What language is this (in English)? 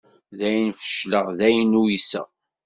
Kabyle